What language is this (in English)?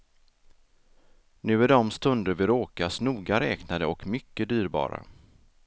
Swedish